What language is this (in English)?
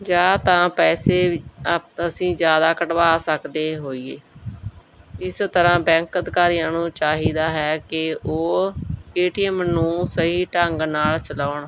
Punjabi